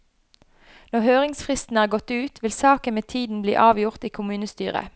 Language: Norwegian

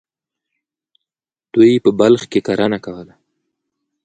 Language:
Pashto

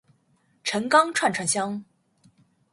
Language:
Chinese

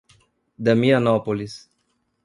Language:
Portuguese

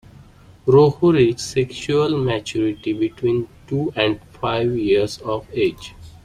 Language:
English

